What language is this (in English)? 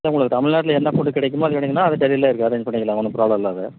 Tamil